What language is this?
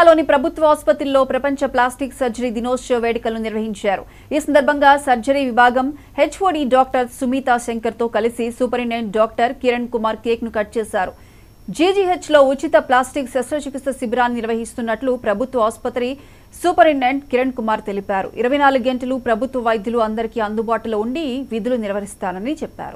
Telugu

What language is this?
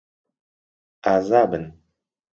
Central Kurdish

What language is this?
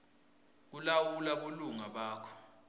Swati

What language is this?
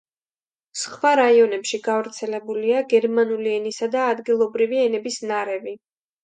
Georgian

